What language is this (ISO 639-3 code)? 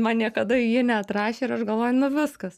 lit